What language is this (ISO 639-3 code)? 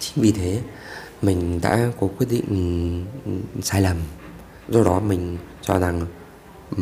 vie